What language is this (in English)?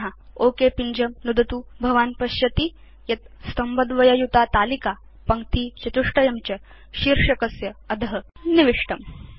Sanskrit